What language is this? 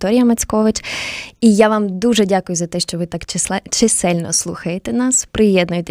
Ukrainian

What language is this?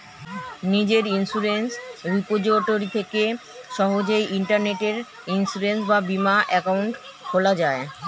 Bangla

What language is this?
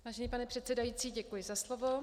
Czech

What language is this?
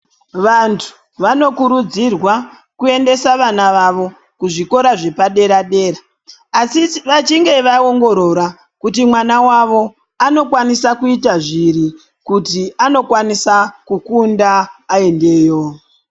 Ndau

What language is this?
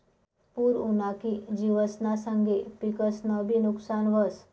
Marathi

